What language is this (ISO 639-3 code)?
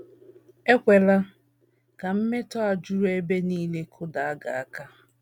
ibo